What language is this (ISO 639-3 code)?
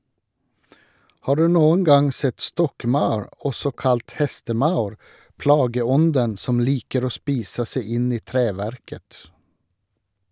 nor